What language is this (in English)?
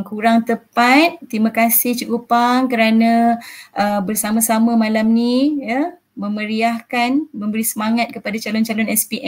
Malay